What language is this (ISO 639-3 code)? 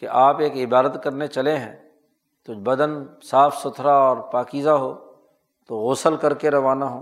urd